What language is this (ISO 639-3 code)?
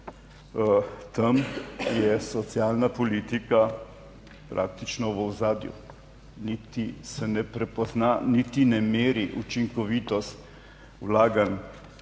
slv